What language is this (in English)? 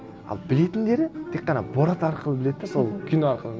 Kazakh